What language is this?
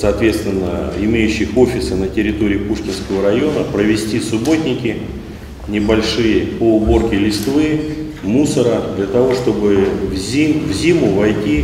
Russian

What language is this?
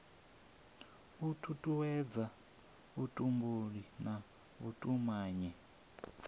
Venda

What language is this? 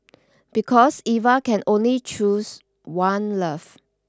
English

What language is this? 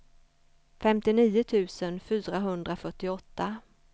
Swedish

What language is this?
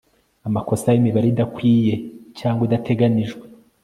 Kinyarwanda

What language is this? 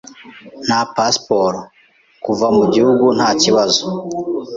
Kinyarwanda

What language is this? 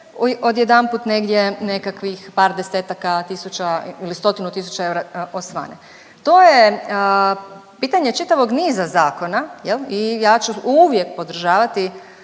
Croatian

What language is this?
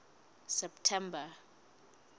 Southern Sotho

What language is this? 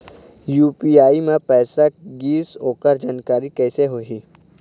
Chhattisgarhi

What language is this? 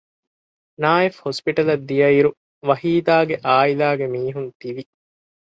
Divehi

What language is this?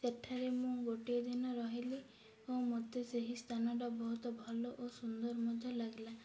Odia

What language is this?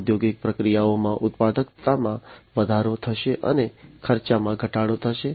Gujarati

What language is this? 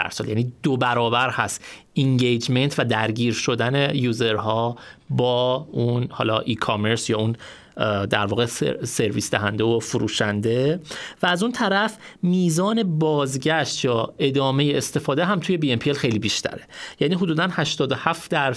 Persian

